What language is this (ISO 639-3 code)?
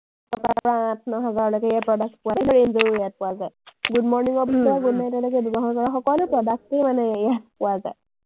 asm